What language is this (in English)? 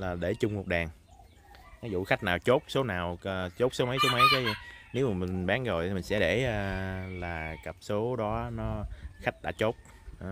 Vietnamese